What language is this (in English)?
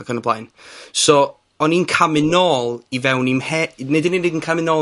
Welsh